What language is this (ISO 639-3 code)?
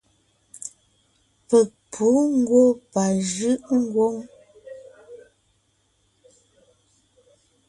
nnh